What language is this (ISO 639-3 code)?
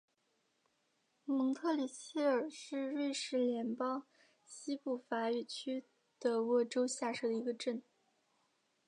zho